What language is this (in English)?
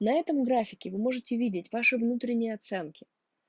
Russian